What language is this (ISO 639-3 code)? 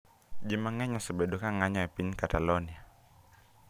luo